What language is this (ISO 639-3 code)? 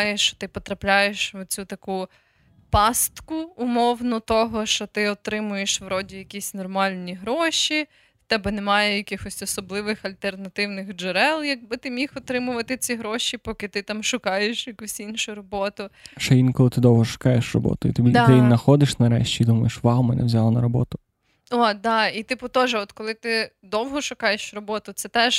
ukr